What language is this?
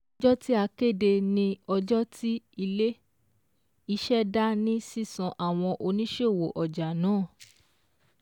Yoruba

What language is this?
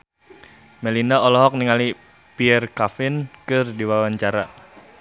Sundanese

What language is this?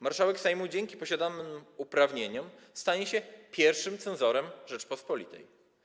Polish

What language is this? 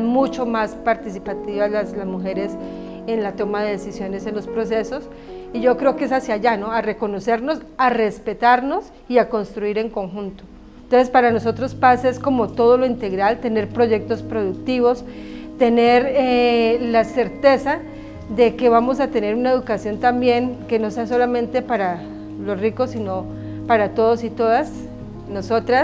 Spanish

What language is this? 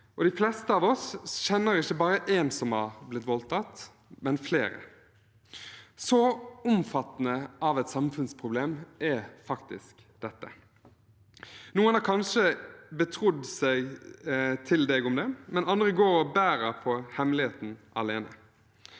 Norwegian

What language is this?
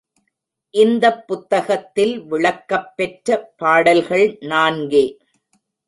Tamil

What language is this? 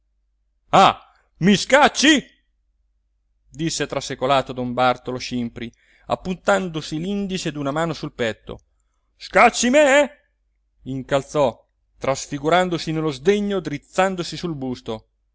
Italian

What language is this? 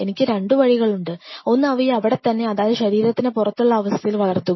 Malayalam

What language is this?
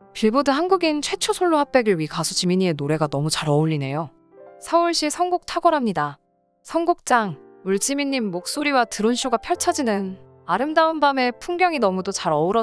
Korean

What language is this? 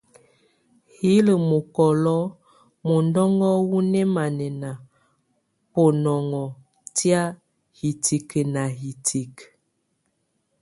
Tunen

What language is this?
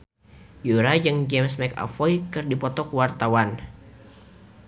Sundanese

